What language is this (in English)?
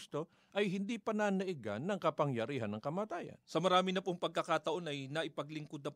Filipino